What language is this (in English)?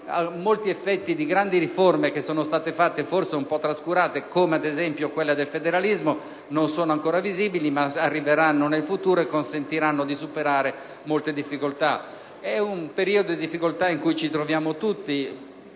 Italian